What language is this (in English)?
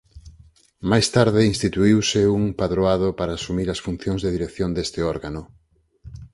Galician